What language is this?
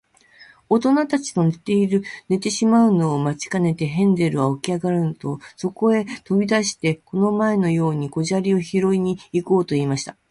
Japanese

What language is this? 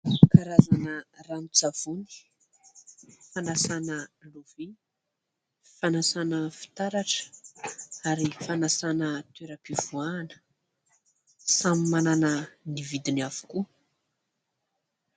Malagasy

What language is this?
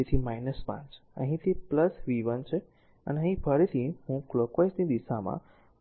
Gujarati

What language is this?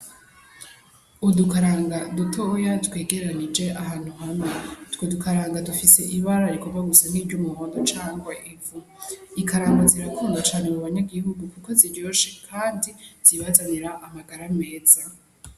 Rundi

